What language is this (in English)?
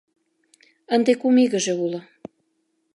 Mari